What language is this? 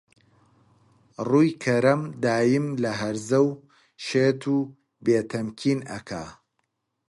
Central Kurdish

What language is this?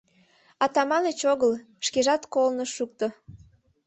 Mari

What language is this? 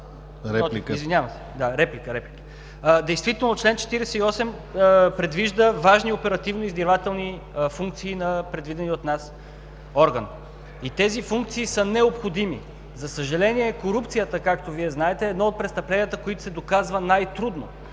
Bulgarian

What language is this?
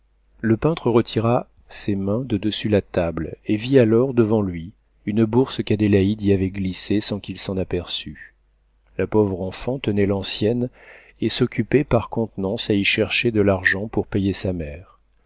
French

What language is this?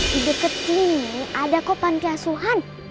Indonesian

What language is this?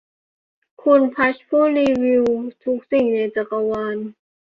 Thai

